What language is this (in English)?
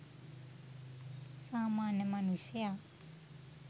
Sinhala